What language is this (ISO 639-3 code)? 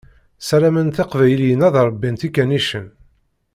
kab